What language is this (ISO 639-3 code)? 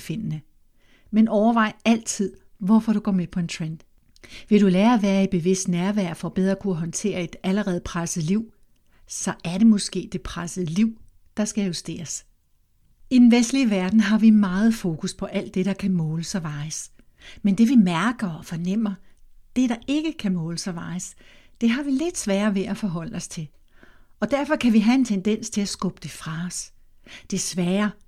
dan